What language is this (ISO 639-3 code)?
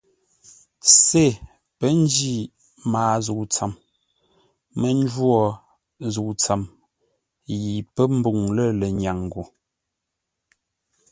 nla